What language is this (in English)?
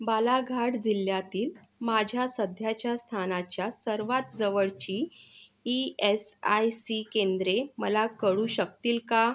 Marathi